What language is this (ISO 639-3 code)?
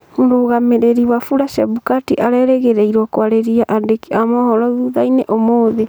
kik